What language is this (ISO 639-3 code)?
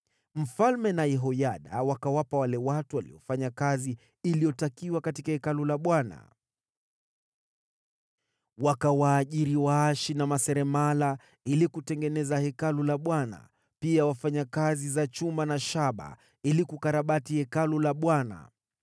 swa